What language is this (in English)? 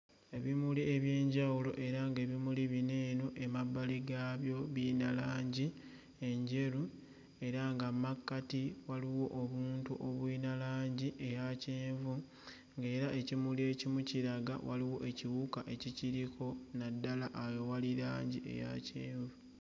Ganda